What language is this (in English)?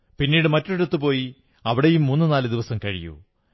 Malayalam